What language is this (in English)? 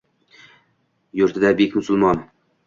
Uzbek